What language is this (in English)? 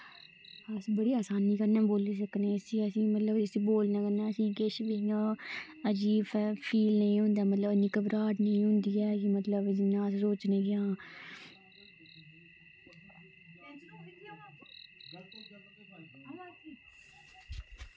Dogri